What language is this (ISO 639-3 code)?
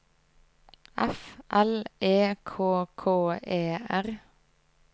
nor